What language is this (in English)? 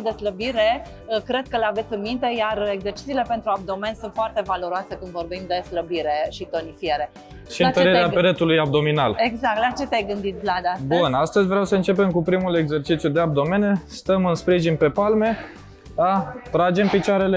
Romanian